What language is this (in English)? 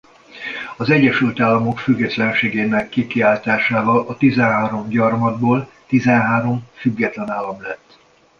Hungarian